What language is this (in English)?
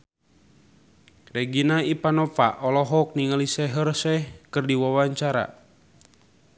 Sundanese